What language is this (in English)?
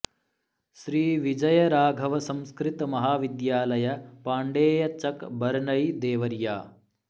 Sanskrit